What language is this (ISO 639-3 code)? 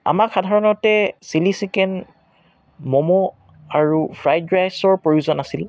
asm